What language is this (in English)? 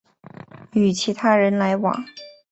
Chinese